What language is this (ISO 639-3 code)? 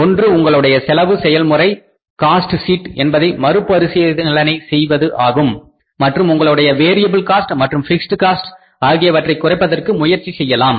tam